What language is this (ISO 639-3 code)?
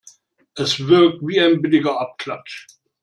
deu